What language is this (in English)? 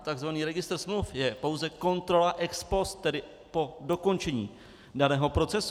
Czech